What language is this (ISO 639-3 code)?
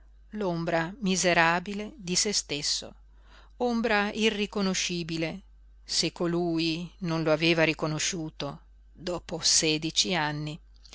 ita